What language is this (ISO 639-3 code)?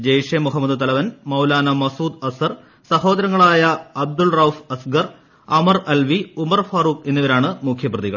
mal